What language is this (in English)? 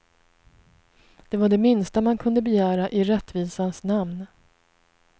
Swedish